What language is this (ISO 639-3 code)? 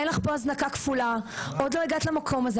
heb